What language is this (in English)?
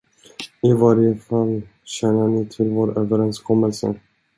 Swedish